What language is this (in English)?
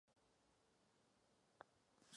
Czech